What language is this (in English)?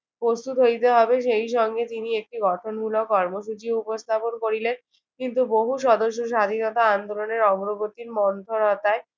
Bangla